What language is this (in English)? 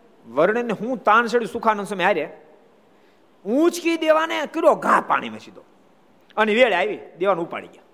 Gujarati